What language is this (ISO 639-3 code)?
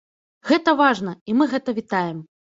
bel